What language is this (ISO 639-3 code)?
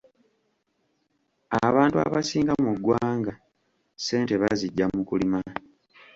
lug